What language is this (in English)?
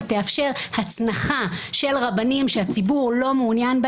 Hebrew